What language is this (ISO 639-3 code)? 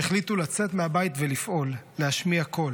heb